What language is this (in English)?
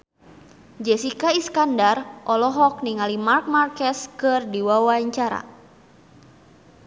Sundanese